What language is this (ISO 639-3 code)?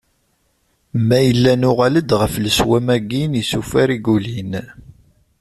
kab